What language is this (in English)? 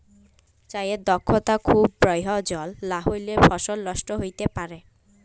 Bangla